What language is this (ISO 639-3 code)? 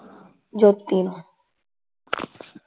pan